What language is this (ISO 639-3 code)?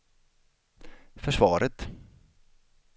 swe